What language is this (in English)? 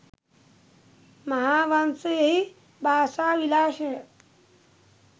Sinhala